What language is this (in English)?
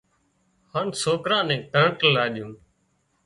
Wadiyara Koli